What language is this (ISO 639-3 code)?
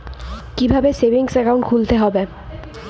ben